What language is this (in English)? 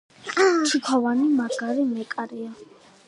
Georgian